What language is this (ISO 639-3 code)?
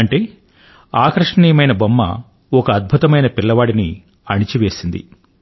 tel